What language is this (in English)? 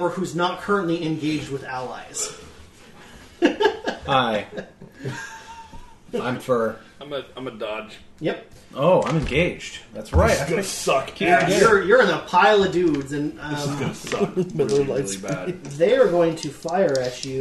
English